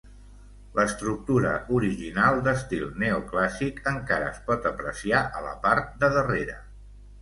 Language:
Catalan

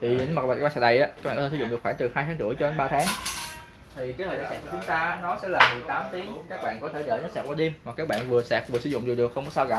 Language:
Vietnamese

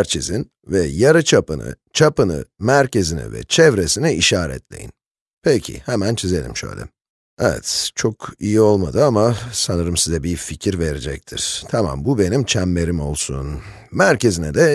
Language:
Turkish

